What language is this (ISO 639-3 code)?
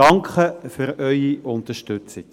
gsw